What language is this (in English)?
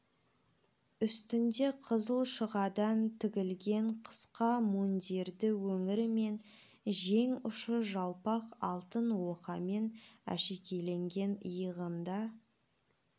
Kazakh